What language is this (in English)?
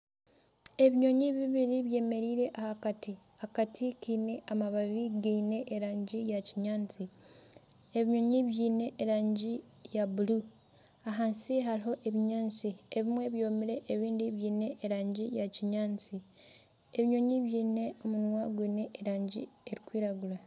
Nyankole